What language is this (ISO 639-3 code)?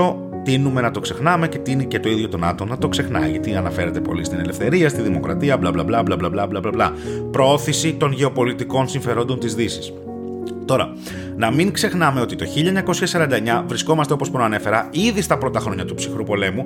ell